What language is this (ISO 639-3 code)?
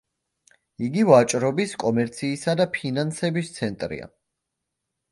kat